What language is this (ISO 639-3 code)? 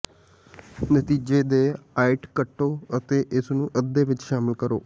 pan